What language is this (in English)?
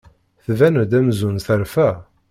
Kabyle